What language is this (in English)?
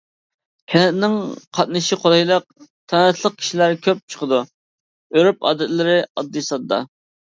Uyghur